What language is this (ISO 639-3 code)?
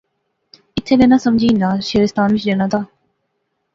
phr